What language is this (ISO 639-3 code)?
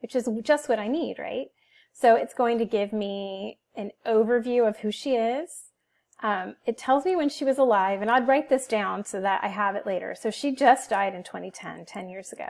eng